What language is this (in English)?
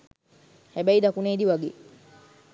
Sinhala